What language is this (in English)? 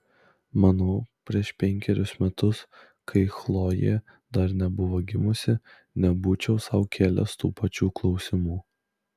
Lithuanian